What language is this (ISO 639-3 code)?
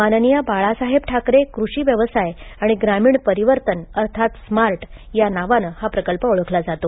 mar